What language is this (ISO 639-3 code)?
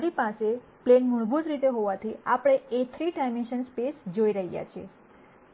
guj